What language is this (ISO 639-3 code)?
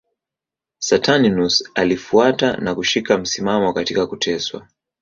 swa